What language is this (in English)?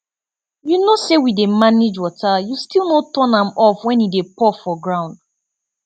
Nigerian Pidgin